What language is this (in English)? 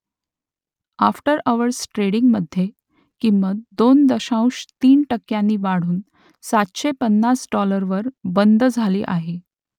Marathi